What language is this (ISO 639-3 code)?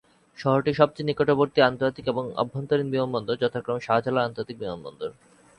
ben